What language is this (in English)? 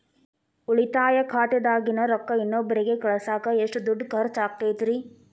Kannada